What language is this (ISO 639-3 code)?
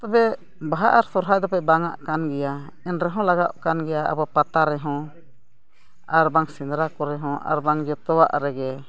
sat